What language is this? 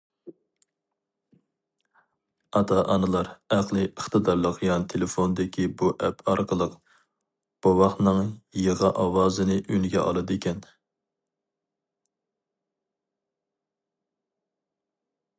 Uyghur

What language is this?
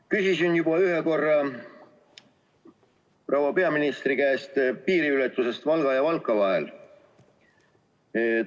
Estonian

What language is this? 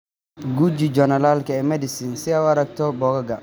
Somali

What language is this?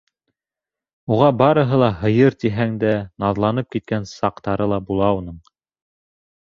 Bashkir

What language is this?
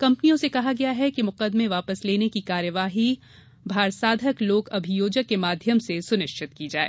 Hindi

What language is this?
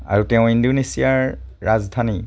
Assamese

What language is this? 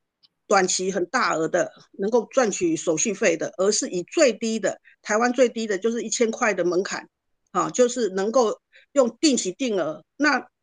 Chinese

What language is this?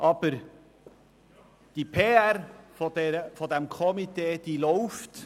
Swiss German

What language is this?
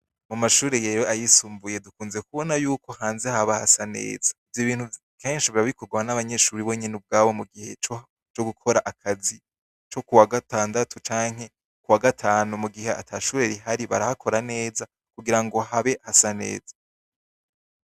Rundi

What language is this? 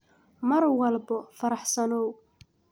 Somali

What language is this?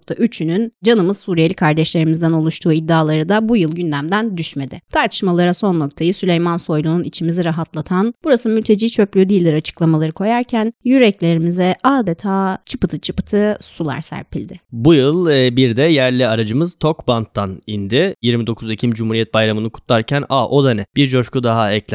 Turkish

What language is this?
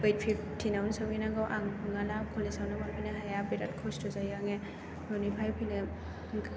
Bodo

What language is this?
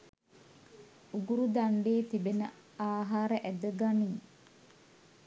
Sinhala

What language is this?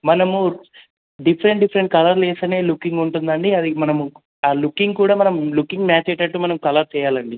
Telugu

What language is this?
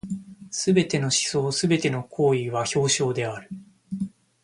Japanese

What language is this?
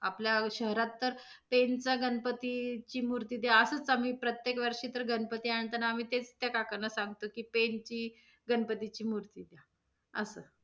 Marathi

